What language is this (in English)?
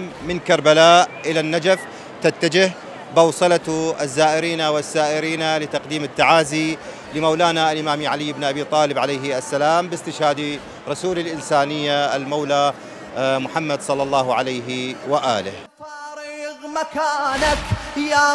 Arabic